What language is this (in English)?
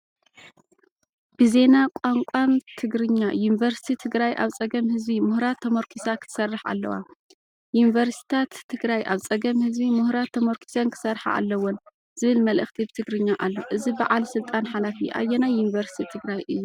Tigrinya